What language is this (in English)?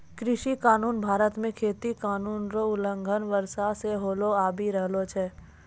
Maithili